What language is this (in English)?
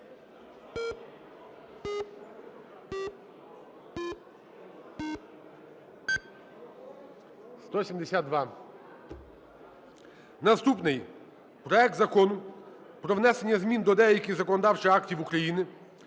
Ukrainian